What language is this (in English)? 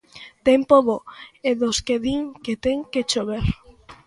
Galician